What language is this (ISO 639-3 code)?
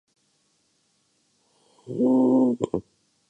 urd